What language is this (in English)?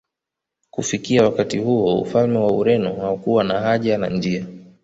Swahili